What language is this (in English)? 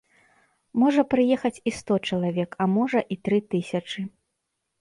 Belarusian